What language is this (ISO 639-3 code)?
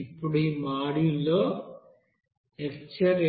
tel